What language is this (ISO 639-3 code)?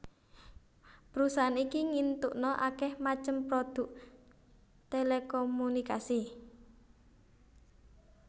jav